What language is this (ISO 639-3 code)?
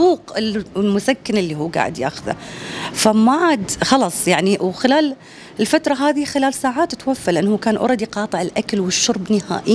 ara